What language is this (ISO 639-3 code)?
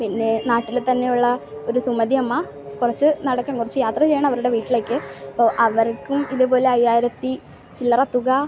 mal